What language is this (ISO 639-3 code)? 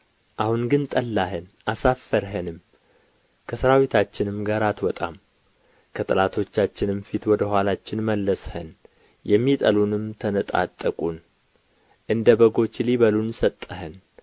amh